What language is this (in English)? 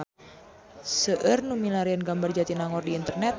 Sundanese